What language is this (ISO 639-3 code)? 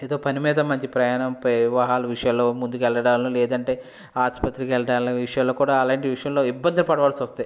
tel